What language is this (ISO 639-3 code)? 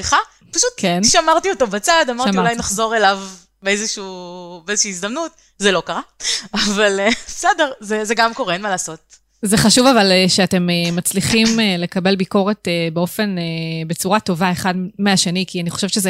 heb